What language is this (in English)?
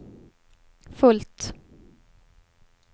Swedish